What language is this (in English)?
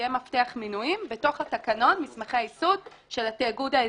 Hebrew